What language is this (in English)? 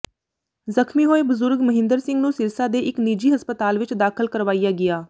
Punjabi